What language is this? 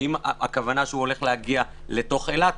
Hebrew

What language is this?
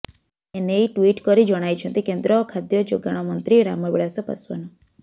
Odia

